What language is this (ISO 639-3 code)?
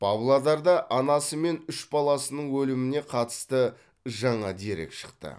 kaz